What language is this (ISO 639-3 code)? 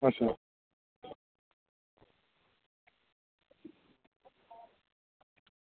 doi